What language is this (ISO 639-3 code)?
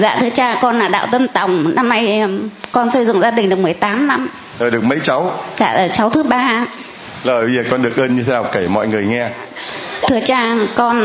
vie